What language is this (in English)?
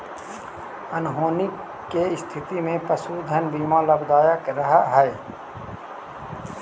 Magahi